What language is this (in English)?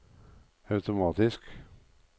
Norwegian